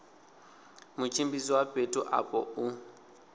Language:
Venda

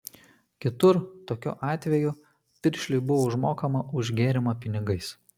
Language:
Lithuanian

